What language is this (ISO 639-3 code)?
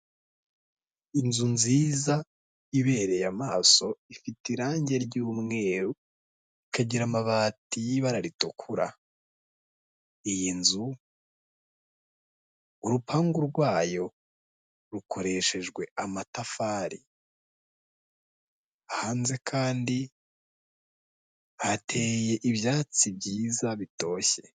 kin